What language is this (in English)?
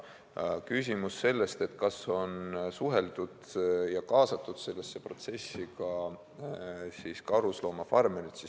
Estonian